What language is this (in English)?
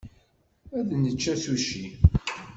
Kabyle